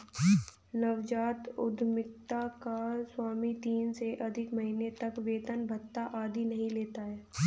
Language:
Hindi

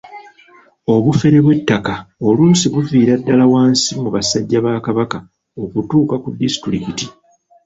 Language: Ganda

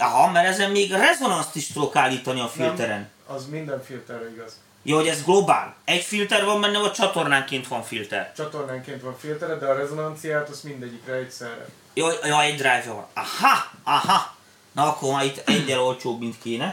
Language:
Hungarian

